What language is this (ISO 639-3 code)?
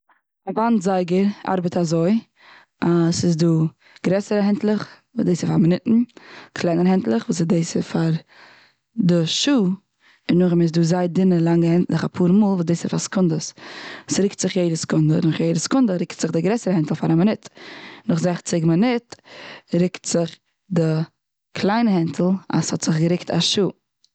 yid